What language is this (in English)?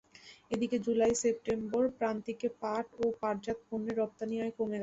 Bangla